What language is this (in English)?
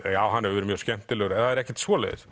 Icelandic